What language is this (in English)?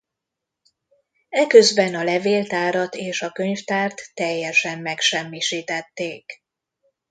Hungarian